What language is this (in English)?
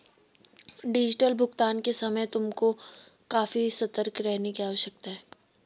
Hindi